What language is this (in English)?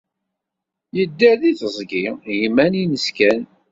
Kabyle